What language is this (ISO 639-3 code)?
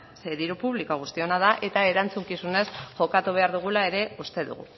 eus